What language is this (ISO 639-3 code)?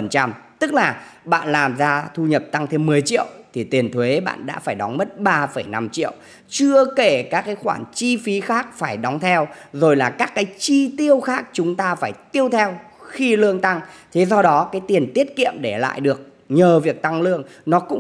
vie